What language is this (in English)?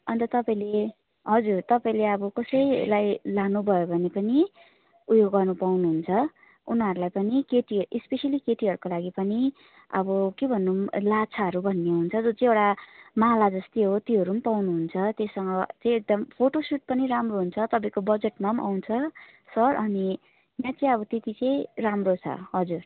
Nepali